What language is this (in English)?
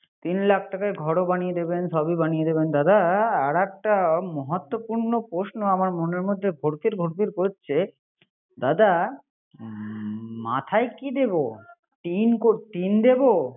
Bangla